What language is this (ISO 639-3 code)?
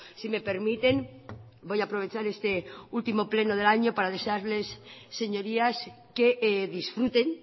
spa